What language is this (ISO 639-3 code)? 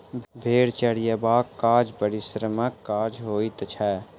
mai